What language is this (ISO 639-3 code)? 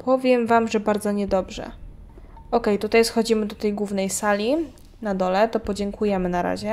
pol